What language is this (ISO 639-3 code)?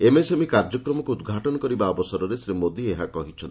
ori